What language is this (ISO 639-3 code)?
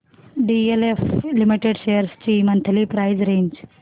mar